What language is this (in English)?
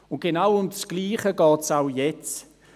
Swiss German